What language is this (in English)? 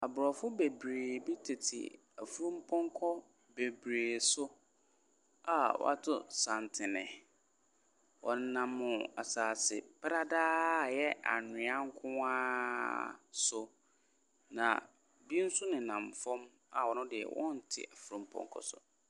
Akan